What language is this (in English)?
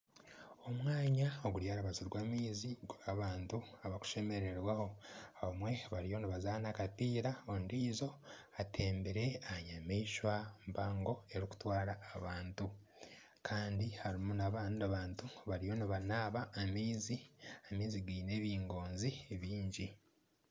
Nyankole